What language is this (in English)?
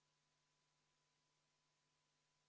Estonian